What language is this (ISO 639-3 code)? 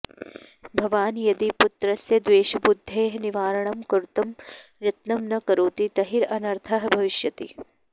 san